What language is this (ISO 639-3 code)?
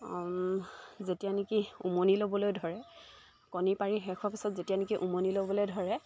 asm